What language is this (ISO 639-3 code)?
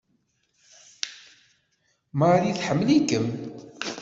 kab